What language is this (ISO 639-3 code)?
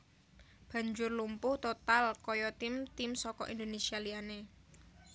jav